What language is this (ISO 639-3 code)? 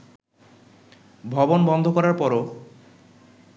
ben